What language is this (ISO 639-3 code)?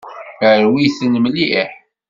kab